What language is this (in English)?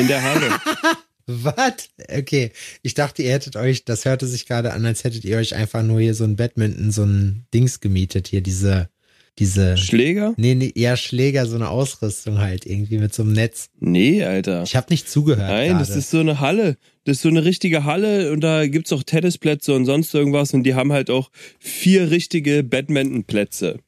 German